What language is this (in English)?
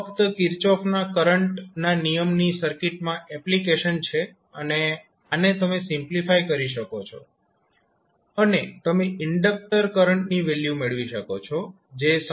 Gujarati